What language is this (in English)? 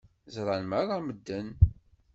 Kabyle